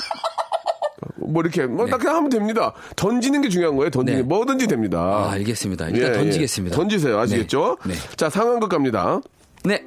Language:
Korean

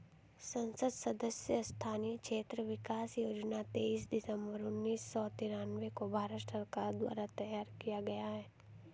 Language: Hindi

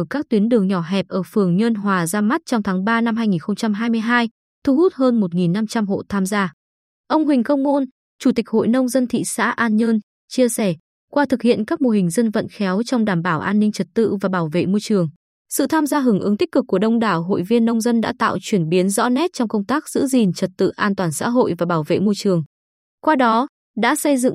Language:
Vietnamese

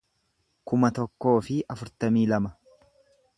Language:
Oromo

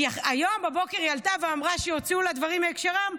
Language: Hebrew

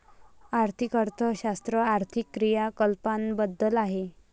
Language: Marathi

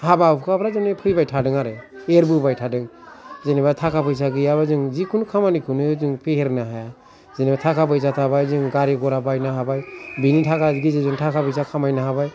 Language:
Bodo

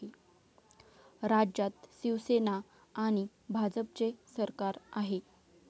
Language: Marathi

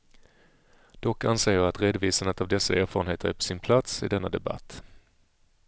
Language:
Swedish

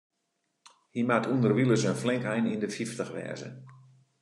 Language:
Western Frisian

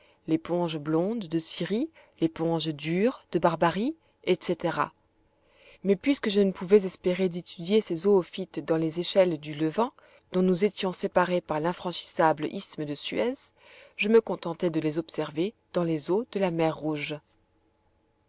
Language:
French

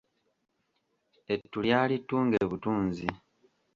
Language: Ganda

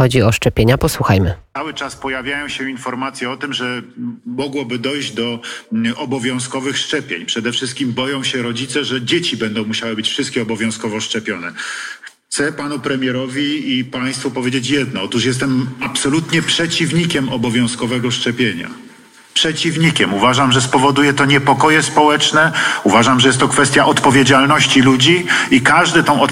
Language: Polish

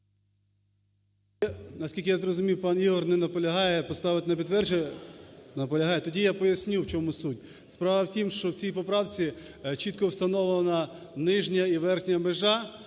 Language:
Ukrainian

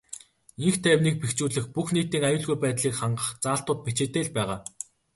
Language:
Mongolian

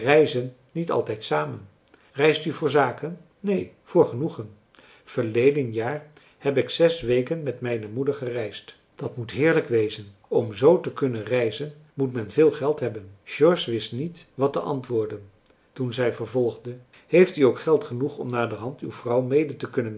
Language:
Dutch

